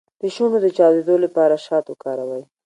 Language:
Pashto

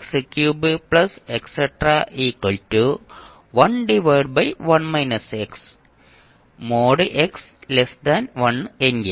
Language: Malayalam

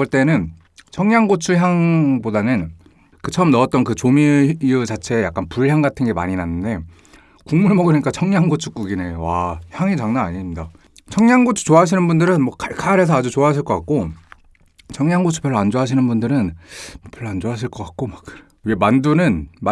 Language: Korean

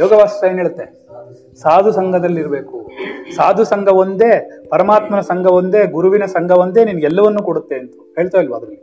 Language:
Kannada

